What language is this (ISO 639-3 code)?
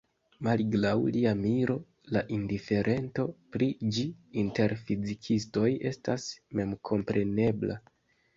epo